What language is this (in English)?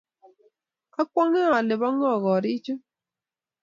Kalenjin